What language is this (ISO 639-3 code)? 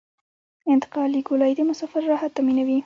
pus